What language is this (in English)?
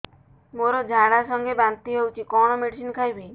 Odia